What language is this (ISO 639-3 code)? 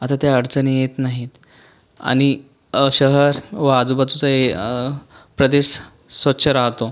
mar